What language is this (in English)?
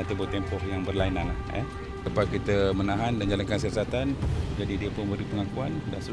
Malay